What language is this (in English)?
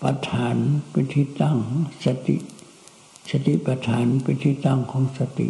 Thai